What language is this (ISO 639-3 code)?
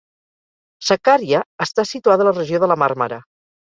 cat